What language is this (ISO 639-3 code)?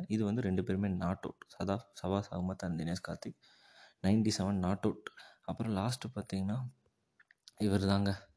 tam